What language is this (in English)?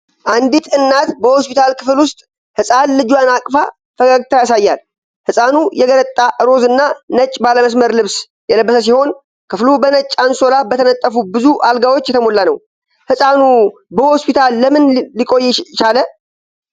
Amharic